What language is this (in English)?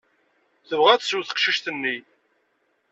Kabyle